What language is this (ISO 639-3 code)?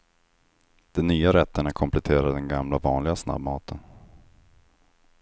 swe